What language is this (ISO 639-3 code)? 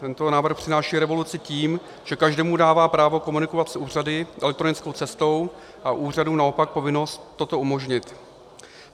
ces